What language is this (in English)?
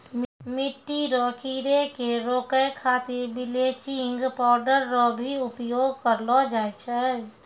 Maithili